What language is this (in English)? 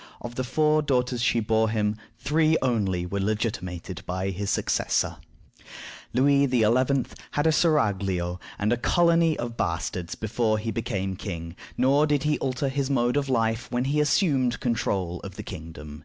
English